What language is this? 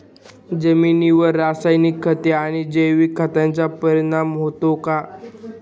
Marathi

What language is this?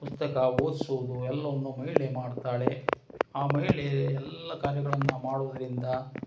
Kannada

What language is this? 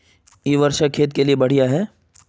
Magahi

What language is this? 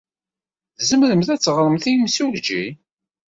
Kabyle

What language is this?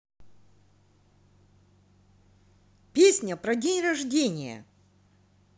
Russian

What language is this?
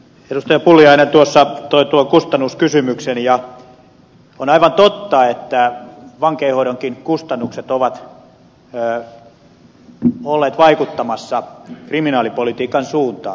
Finnish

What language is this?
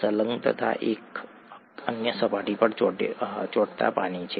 Gujarati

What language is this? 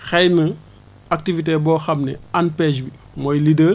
Wolof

